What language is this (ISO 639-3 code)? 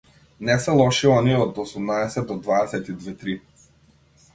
mkd